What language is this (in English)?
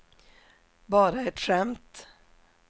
Swedish